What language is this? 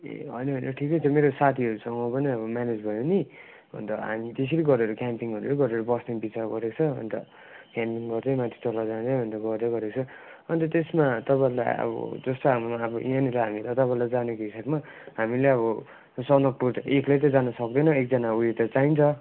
Nepali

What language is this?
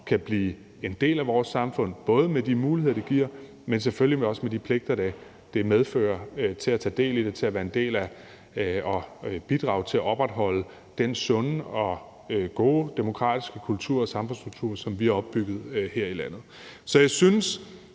Danish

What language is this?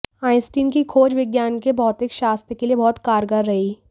Hindi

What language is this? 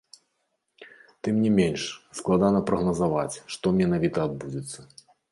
Belarusian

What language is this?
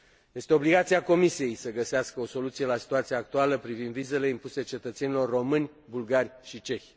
Romanian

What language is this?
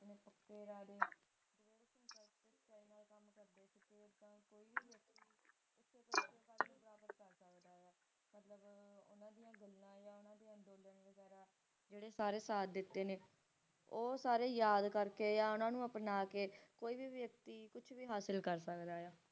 Punjabi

